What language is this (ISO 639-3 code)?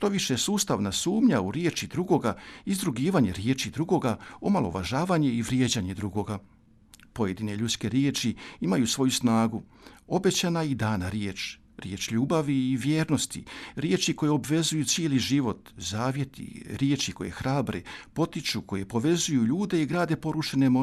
hrv